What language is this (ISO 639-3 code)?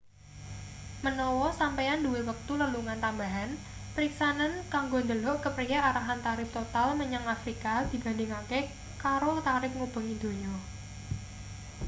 jav